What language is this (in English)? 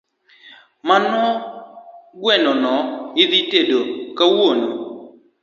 Luo (Kenya and Tanzania)